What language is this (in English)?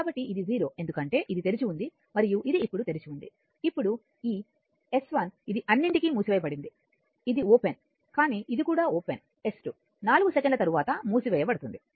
Telugu